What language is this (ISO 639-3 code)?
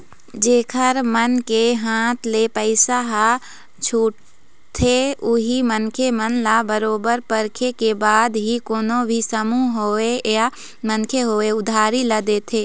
hne